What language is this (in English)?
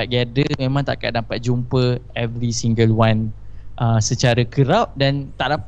Malay